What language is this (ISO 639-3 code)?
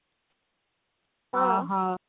ori